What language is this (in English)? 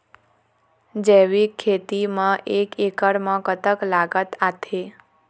Chhattisgarhi